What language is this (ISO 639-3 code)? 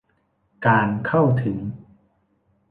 tha